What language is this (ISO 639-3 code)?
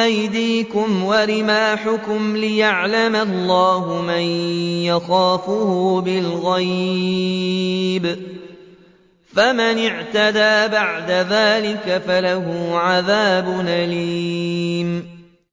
ara